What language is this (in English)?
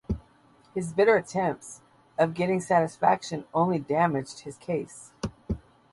English